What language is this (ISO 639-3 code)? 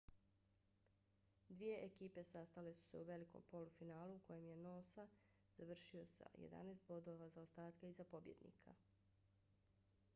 bos